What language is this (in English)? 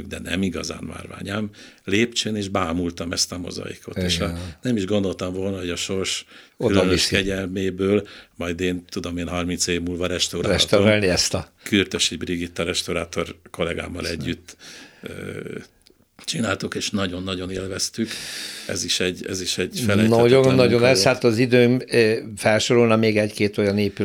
Hungarian